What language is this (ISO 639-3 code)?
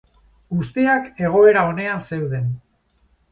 eus